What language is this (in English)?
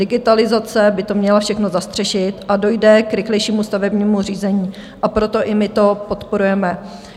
Czech